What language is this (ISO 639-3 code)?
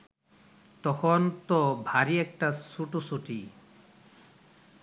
ben